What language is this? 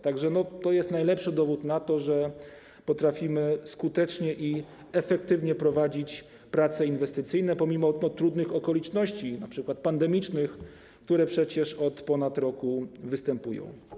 Polish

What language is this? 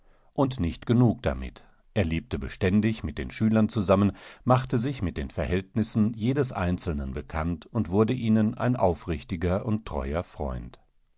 German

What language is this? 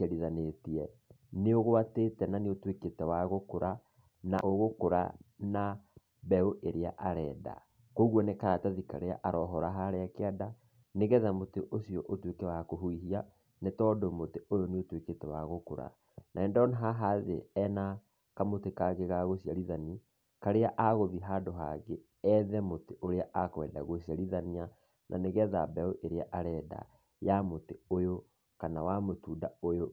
Kikuyu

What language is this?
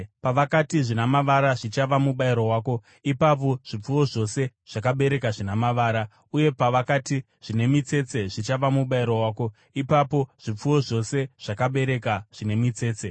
Shona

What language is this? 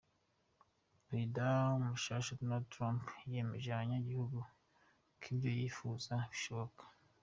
Kinyarwanda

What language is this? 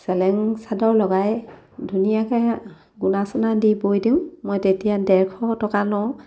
Assamese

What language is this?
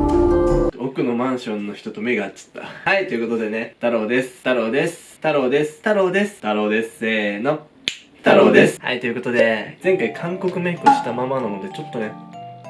Japanese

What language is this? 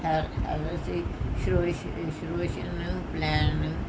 Punjabi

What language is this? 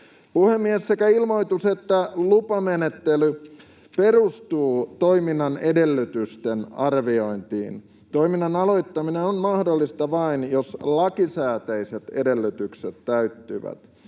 Finnish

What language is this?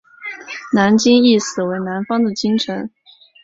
Chinese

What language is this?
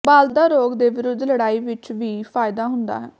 Punjabi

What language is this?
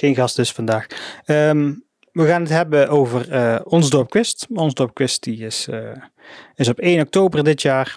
Dutch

